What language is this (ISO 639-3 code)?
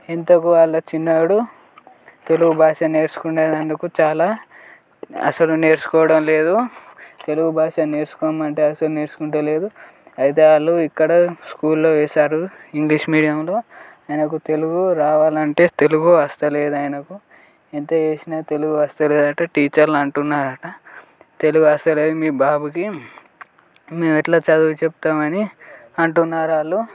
tel